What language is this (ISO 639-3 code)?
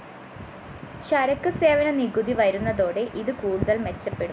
mal